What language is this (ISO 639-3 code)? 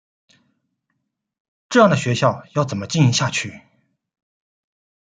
zho